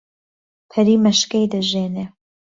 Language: Central Kurdish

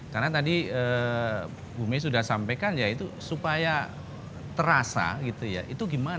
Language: Indonesian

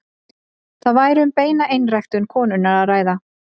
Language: Icelandic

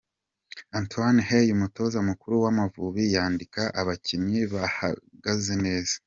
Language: Kinyarwanda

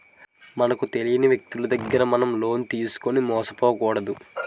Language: Telugu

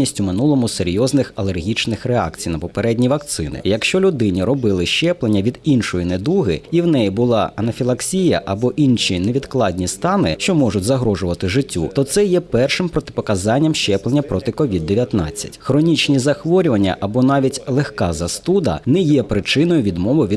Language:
Ukrainian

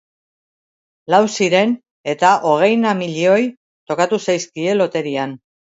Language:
Basque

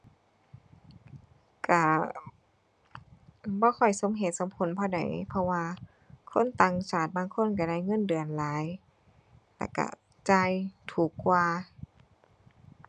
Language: Thai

